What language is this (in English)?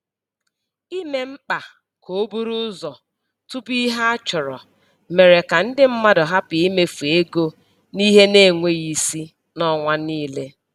Igbo